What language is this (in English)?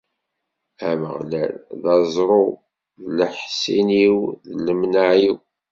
Kabyle